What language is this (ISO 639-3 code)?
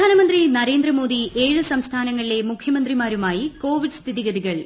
mal